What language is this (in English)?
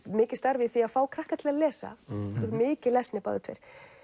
Icelandic